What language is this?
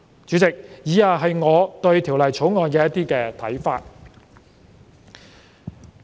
Cantonese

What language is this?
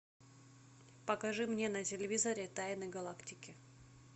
Russian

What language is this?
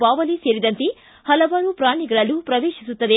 Kannada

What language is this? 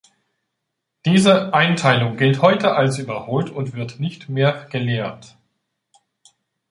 German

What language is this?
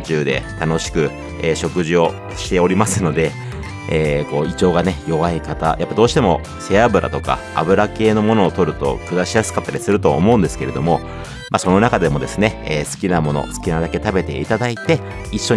Japanese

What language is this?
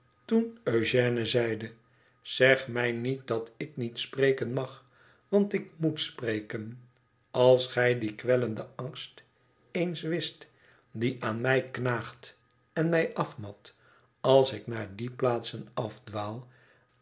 Dutch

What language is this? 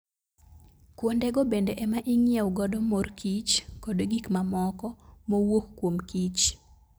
Luo (Kenya and Tanzania)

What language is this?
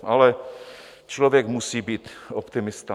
Czech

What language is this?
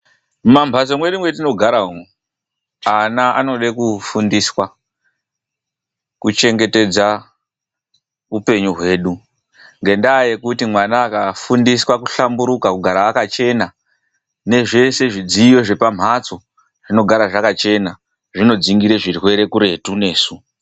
Ndau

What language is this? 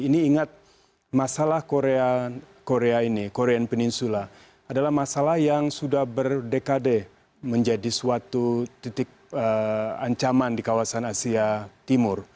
Indonesian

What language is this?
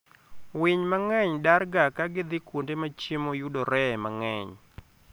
Luo (Kenya and Tanzania)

